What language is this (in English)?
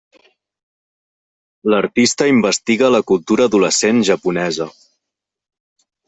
Catalan